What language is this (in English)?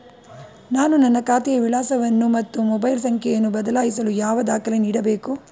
Kannada